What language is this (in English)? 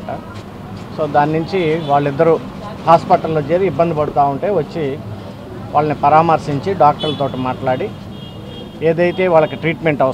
Telugu